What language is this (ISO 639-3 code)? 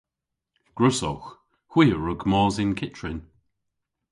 cor